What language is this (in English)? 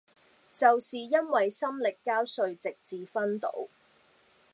Cantonese